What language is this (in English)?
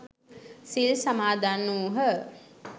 Sinhala